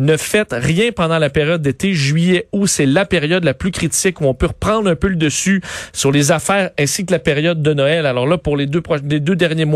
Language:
French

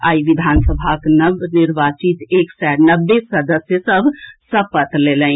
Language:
Maithili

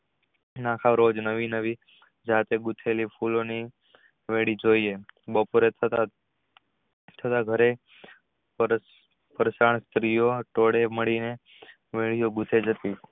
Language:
Gujarati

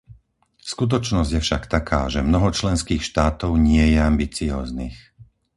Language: Slovak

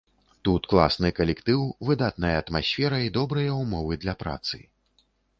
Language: Belarusian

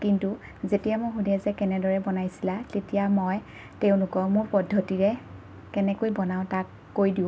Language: Assamese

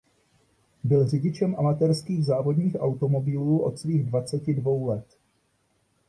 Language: Czech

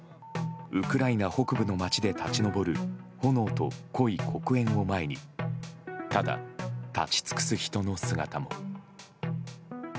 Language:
Japanese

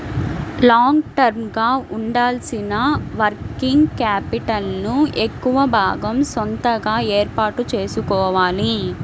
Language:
Telugu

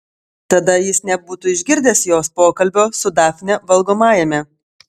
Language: Lithuanian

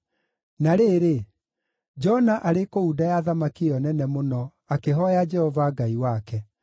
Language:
Kikuyu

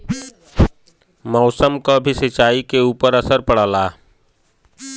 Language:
Bhojpuri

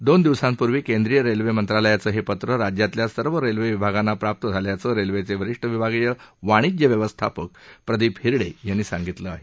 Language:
Marathi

